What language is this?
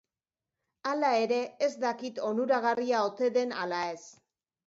Basque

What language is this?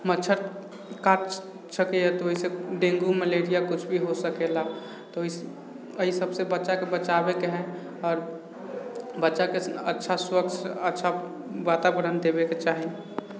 Maithili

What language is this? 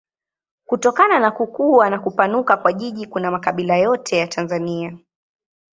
Swahili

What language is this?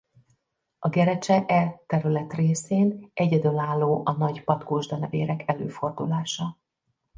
Hungarian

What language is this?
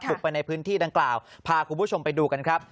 Thai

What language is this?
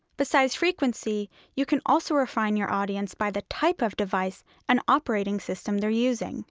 English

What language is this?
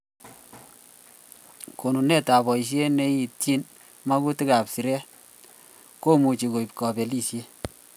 Kalenjin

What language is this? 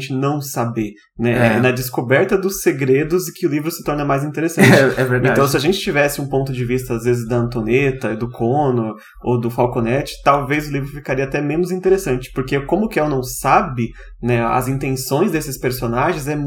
Portuguese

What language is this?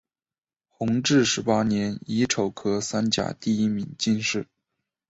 Chinese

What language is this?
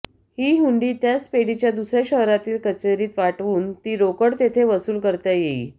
Marathi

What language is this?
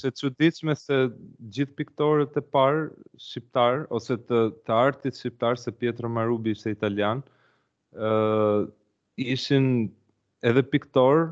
Romanian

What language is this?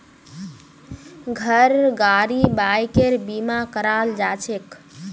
Magahi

